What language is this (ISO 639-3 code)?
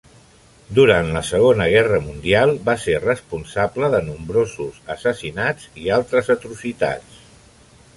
cat